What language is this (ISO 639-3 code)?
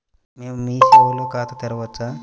tel